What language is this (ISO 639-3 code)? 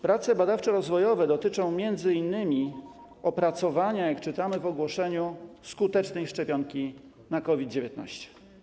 pol